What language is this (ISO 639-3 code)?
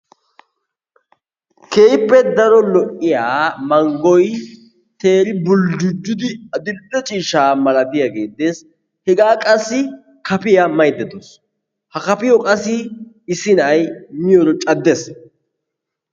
wal